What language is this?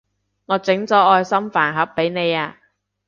Cantonese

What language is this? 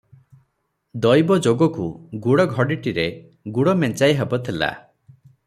Odia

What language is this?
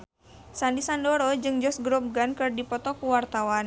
Sundanese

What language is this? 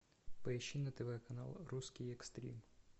Russian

